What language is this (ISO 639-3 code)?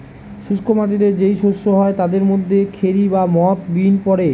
ben